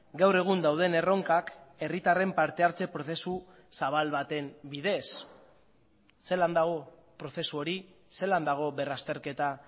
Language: Basque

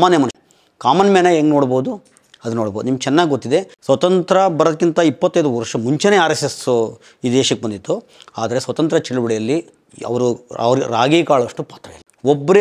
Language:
Kannada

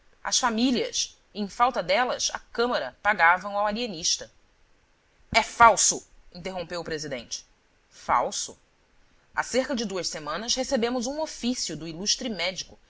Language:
Portuguese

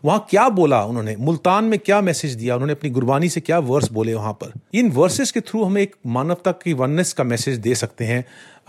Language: Hindi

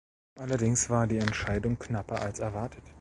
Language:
German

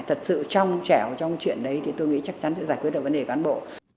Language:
Vietnamese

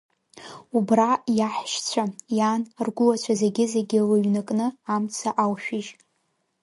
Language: Abkhazian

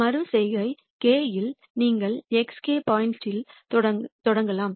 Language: Tamil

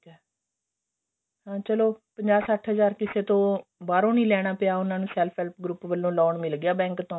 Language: Punjabi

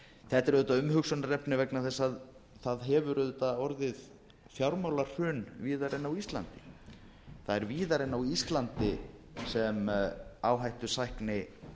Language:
Icelandic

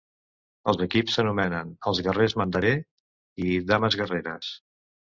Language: Catalan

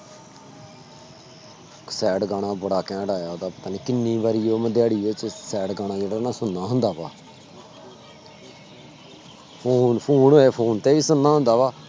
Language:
Punjabi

